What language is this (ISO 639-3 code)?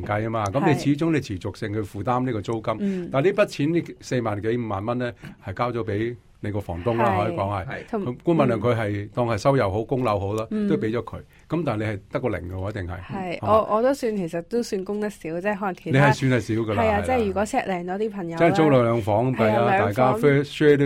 zho